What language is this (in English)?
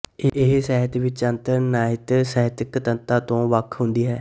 Punjabi